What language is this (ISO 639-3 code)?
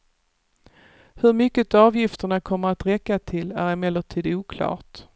swe